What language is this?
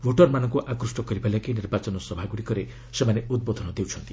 Odia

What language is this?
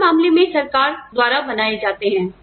Hindi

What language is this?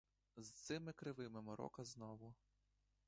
Ukrainian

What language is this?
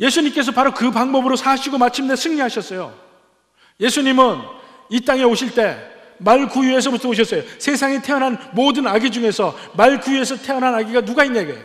Korean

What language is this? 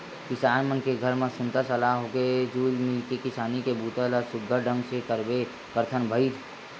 Chhattisgarhi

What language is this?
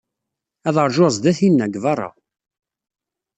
Kabyle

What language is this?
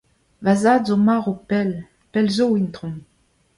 Breton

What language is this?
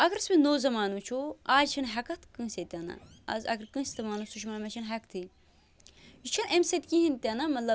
Kashmiri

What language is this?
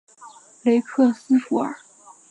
Chinese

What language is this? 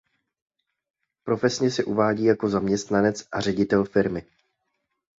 Czech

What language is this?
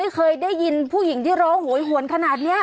Thai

